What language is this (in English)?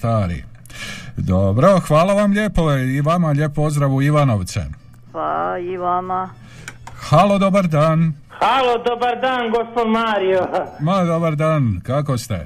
Croatian